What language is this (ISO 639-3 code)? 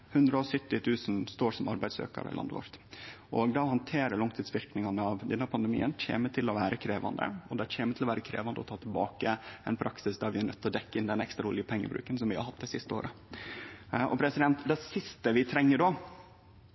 nno